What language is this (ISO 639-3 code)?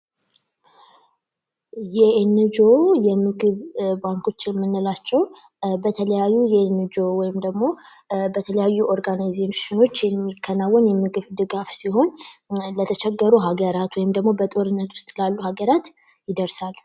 amh